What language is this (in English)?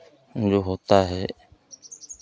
Hindi